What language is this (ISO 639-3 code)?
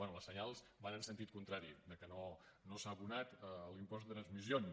cat